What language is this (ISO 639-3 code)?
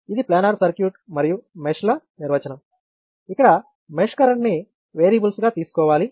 tel